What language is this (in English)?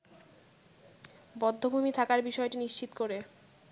Bangla